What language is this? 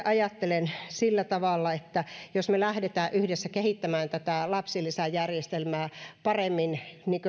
Finnish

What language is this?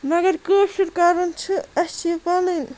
Kashmiri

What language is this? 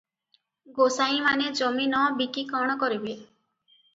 Odia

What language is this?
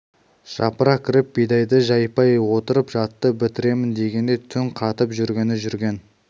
Kazakh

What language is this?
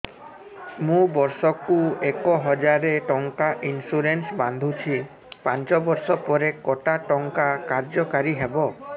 Odia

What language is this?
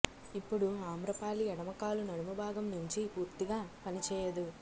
Telugu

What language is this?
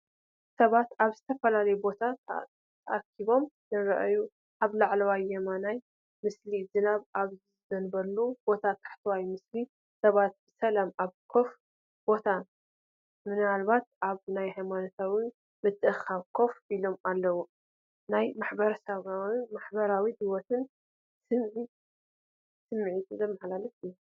Tigrinya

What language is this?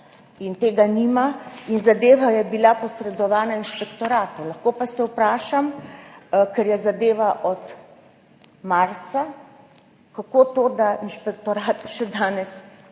Slovenian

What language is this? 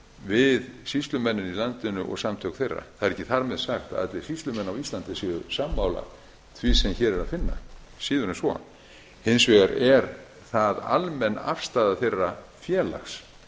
Icelandic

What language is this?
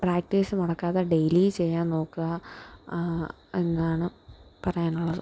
Malayalam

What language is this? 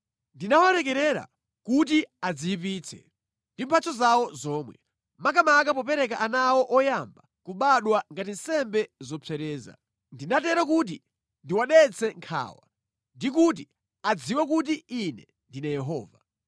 Nyanja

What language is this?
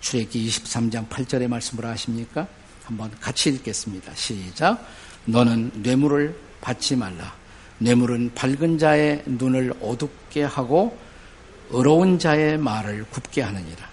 Korean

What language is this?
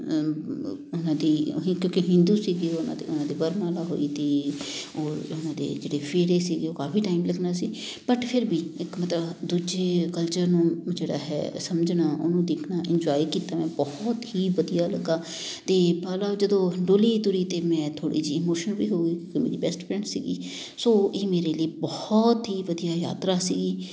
Punjabi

